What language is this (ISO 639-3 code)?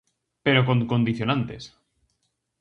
glg